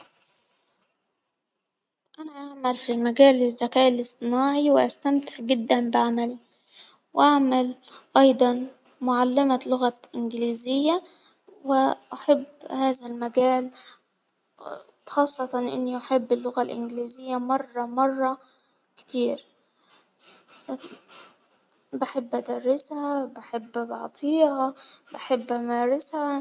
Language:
Hijazi Arabic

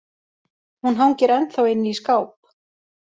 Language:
Icelandic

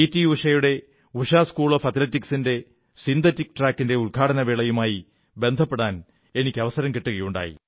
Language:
Malayalam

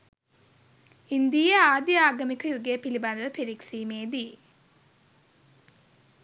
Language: Sinhala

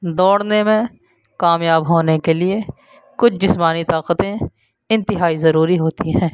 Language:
Urdu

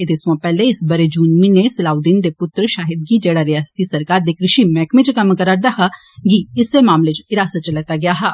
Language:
Dogri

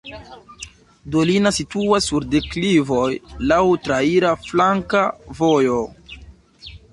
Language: Esperanto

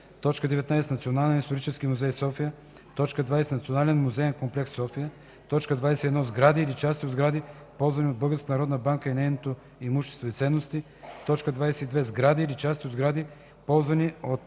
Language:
Bulgarian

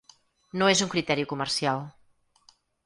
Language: Catalan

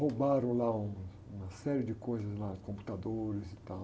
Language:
Portuguese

